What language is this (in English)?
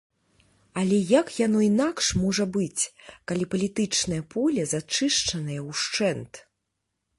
Belarusian